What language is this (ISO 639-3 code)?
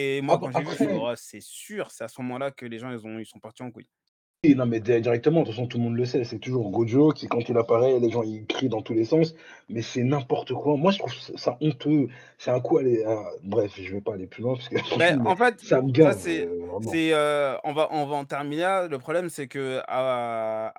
fra